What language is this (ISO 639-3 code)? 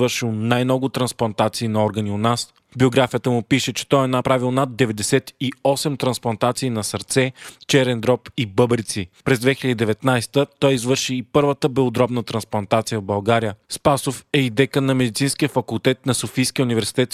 bul